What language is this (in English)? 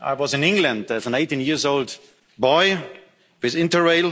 English